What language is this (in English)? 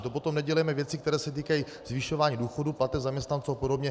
Czech